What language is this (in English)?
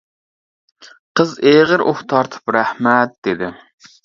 Uyghur